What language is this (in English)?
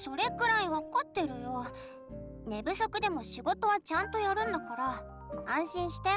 Japanese